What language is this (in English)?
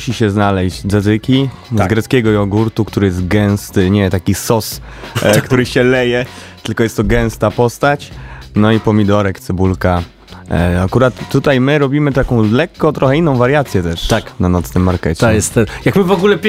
Polish